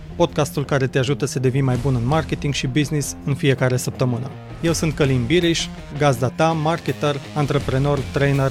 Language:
Romanian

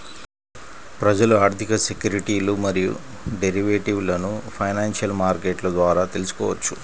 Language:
Telugu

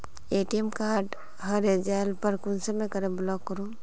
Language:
Magahi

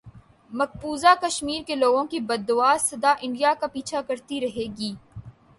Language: Urdu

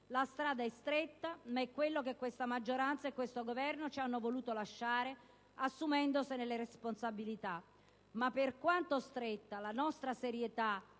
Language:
Italian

